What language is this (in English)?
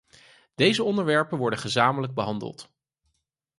Dutch